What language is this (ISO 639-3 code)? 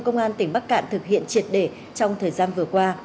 vie